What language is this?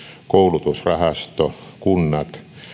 Finnish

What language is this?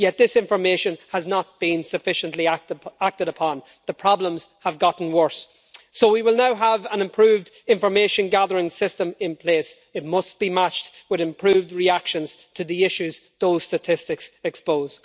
English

